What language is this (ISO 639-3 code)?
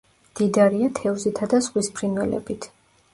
kat